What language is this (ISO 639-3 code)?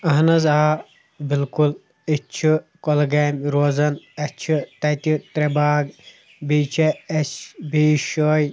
kas